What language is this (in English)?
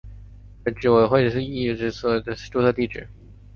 Chinese